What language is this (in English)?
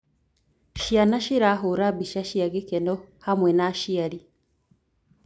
Kikuyu